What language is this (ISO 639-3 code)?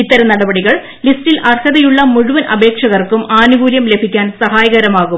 mal